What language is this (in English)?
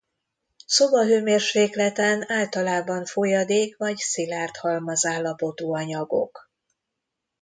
Hungarian